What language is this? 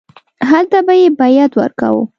Pashto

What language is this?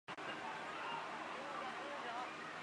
Chinese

